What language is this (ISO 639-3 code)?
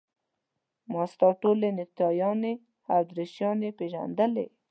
pus